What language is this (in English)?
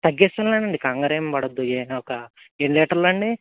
Telugu